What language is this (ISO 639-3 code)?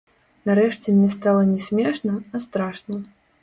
bel